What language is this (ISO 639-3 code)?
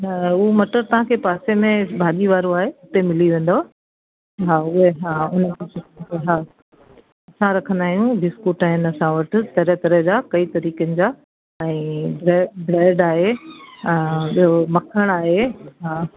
snd